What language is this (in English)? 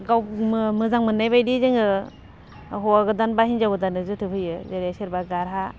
Bodo